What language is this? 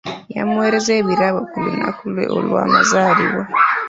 Ganda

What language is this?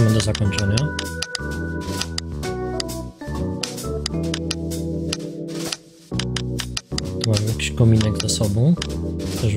Polish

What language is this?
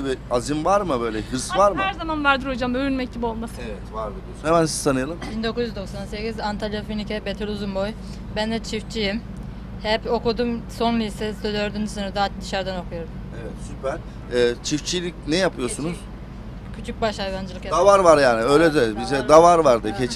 Turkish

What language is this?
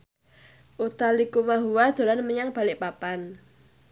Javanese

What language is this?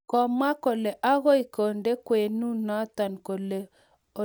Kalenjin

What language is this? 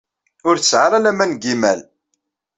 Kabyle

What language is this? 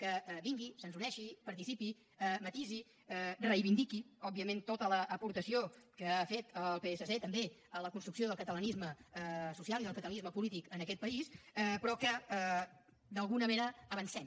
Catalan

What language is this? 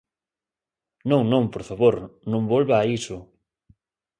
Galician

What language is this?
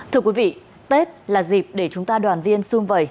Vietnamese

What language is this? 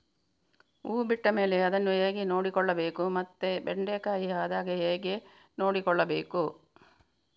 Kannada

